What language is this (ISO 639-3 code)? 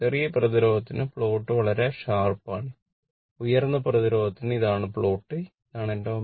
mal